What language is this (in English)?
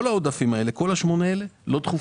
Hebrew